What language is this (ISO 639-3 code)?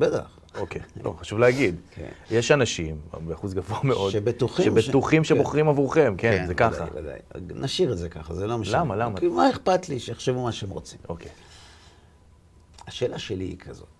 heb